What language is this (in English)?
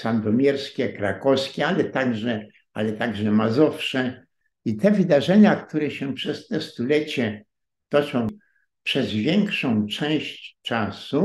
Polish